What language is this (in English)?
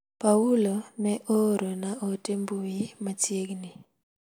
Luo (Kenya and Tanzania)